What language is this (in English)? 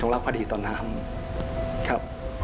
Thai